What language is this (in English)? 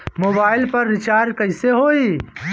Bhojpuri